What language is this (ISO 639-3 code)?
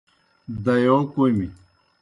plk